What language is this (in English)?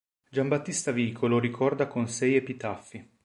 Italian